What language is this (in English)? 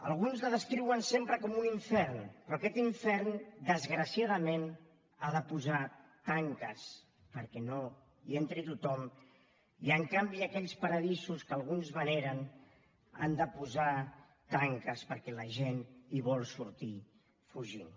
Catalan